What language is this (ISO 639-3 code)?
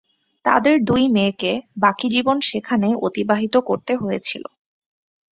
ben